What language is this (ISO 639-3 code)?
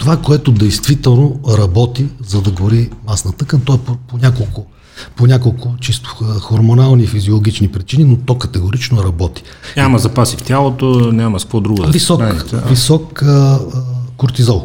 bul